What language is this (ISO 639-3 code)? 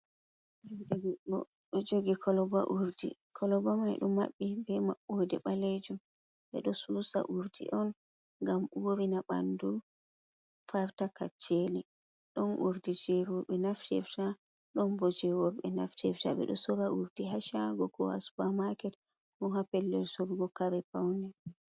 ful